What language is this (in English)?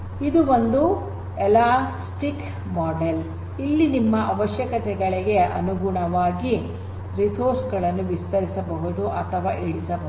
Kannada